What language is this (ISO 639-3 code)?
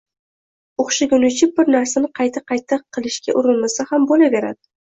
uzb